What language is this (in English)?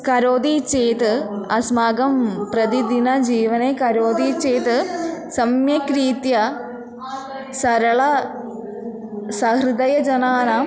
Sanskrit